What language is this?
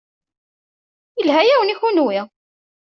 Kabyle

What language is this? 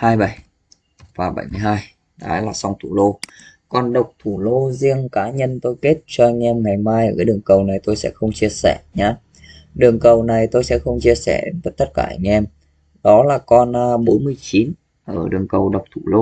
Vietnamese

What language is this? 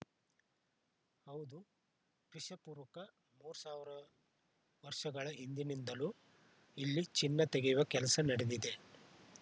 Kannada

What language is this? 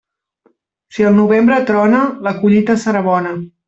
Catalan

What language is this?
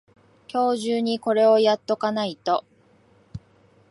Japanese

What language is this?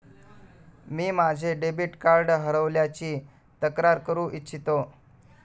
Marathi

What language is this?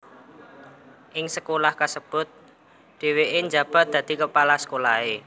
Javanese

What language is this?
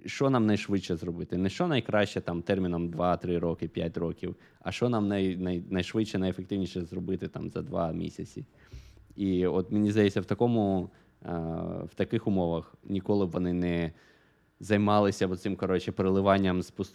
Ukrainian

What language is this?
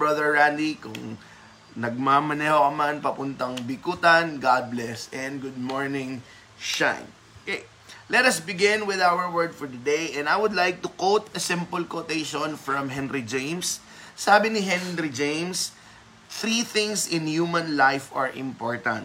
Filipino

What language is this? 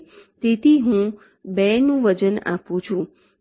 Gujarati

